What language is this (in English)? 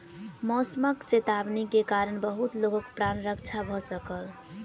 Maithili